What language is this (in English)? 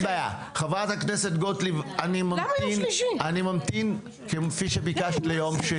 Hebrew